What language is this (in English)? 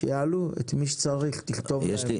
Hebrew